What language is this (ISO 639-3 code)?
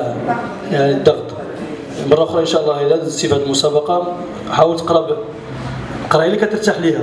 ara